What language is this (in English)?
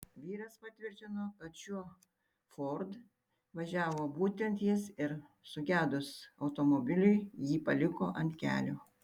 Lithuanian